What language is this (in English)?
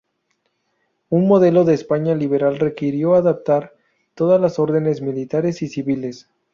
Spanish